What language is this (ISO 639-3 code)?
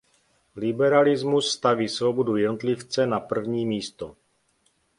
ces